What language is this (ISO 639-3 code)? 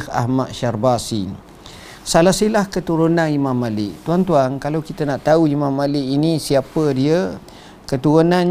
msa